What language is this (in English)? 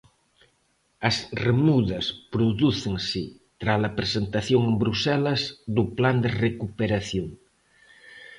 Galician